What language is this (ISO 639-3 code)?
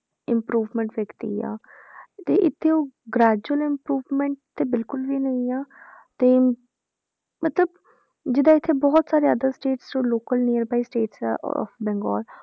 pan